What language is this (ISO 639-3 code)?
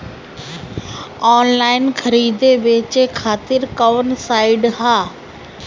bho